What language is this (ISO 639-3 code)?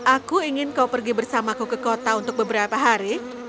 ind